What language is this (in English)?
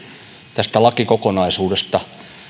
Finnish